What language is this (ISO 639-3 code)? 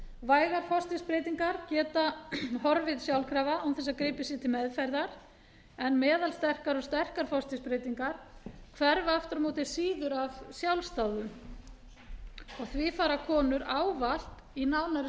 isl